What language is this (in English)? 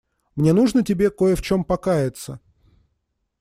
Russian